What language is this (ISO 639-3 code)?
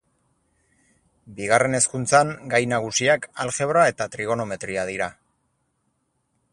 eus